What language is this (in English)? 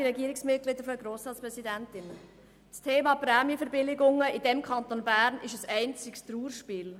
Swiss German